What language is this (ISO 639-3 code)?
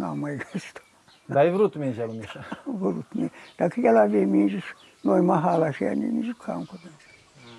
ron